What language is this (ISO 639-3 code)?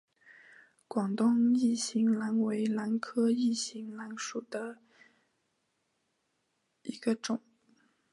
zho